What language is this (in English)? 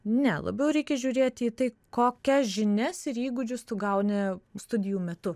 Lithuanian